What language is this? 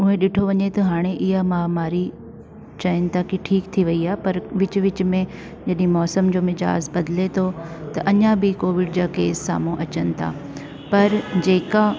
Sindhi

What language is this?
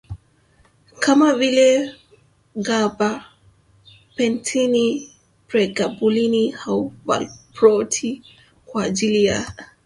Swahili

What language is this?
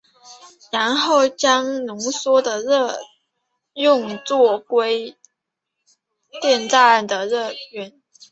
Chinese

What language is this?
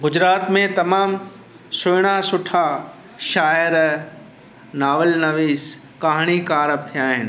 Sindhi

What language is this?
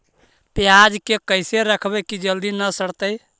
Magahi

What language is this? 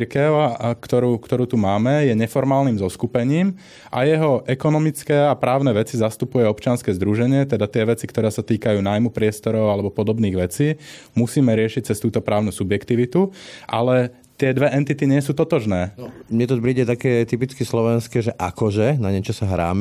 Slovak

